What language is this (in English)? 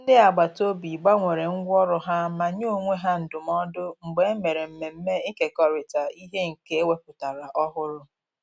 Igbo